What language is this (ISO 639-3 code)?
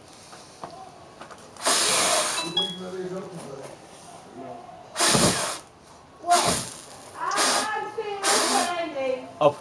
nld